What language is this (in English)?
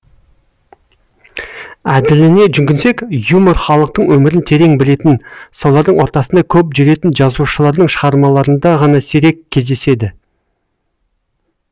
Kazakh